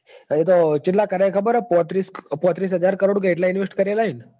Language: Gujarati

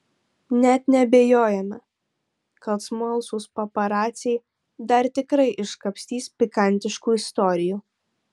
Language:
Lithuanian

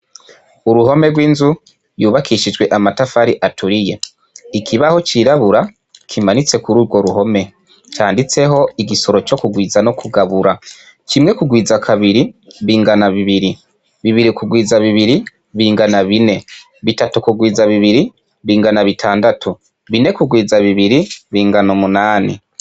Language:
Rundi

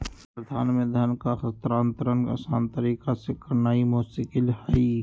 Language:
Magahi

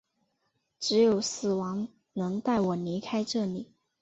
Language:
Chinese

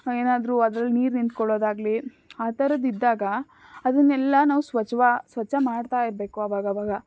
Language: Kannada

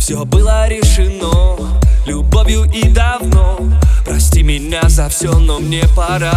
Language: Russian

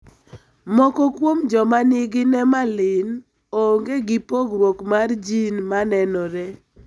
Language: Luo (Kenya and Tanzania)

